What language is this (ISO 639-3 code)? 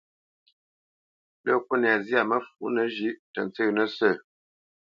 bce